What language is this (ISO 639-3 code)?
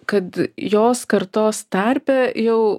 lit